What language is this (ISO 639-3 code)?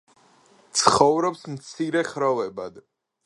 kat